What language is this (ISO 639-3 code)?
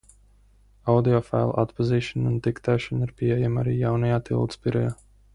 lav